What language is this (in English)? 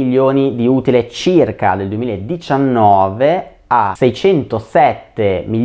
Italian